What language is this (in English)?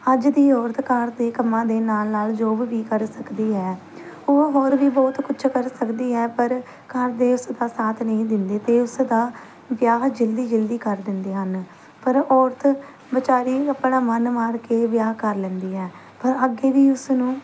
Punjabi